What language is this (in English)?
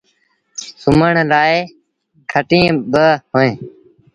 Sindhi Bhil